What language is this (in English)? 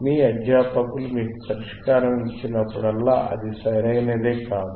Telugu